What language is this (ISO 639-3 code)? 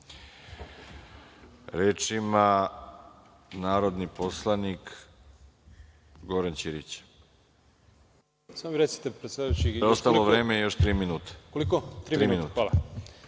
srp